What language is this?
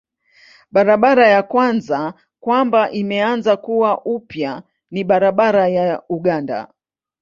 Swahili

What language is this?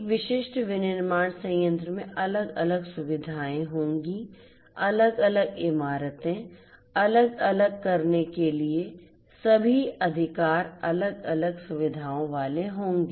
Hindi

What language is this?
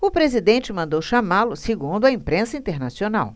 Portuguese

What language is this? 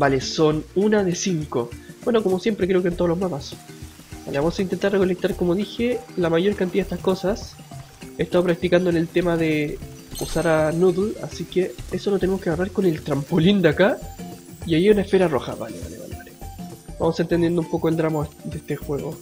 Spanish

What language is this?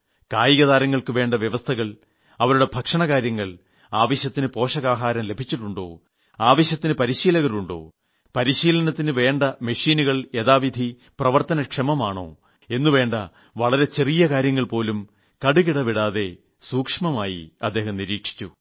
Malayalam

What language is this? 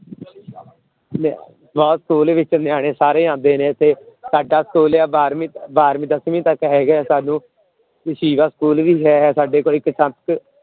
Punjabi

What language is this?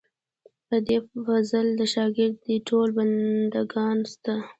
Pashto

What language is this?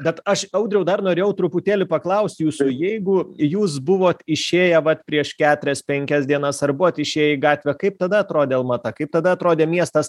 Lithuanian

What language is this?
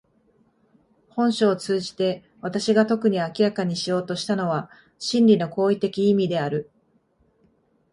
Japanese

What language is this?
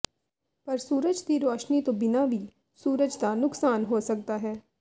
Punjabi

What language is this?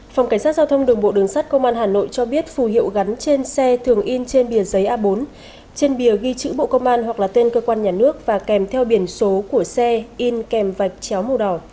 Vietnamese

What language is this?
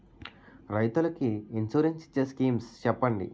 Telugu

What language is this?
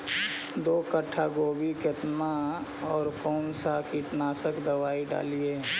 Magahi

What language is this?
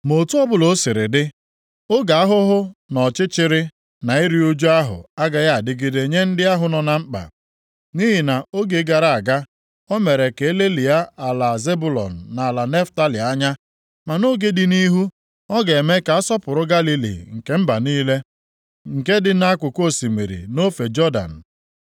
Igbo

